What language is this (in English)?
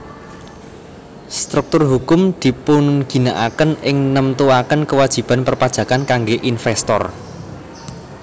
Javanese